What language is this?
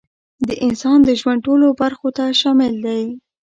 Pashto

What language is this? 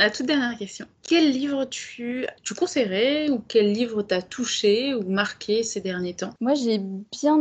French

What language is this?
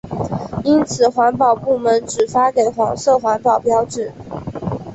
Chinese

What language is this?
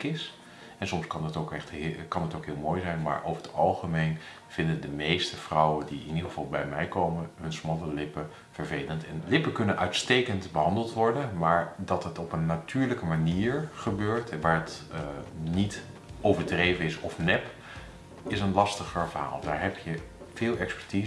Dutch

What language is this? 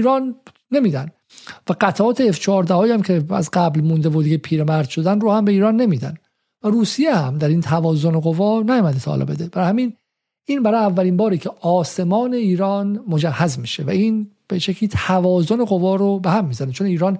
Persian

